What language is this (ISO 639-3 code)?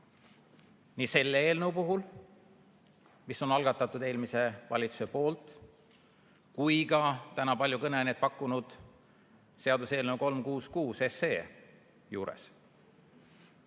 est